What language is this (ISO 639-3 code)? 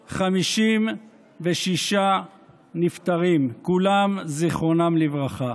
heb